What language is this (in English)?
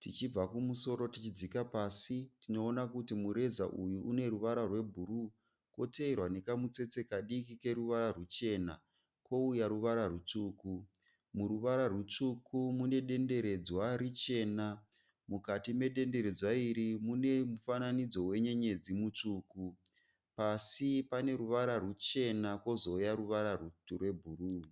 Shona